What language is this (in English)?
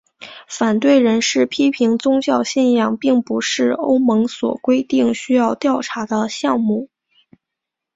Chinese